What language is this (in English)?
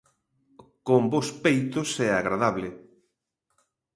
Galician